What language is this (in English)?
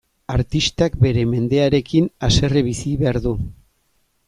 Basque